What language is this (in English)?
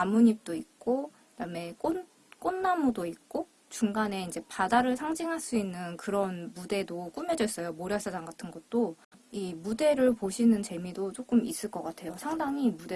Korean